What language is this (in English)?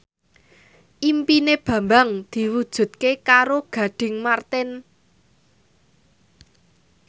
Javanese